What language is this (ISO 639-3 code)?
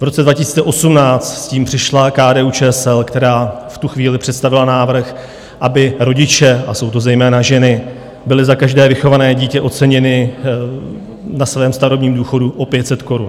ces